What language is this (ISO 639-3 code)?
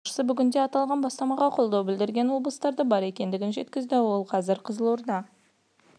kaz